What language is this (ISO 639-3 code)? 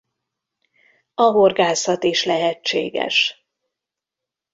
hun